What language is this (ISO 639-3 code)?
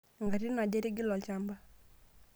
mas